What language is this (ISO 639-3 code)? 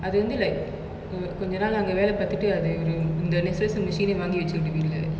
eng